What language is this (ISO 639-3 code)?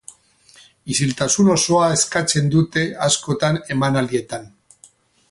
eus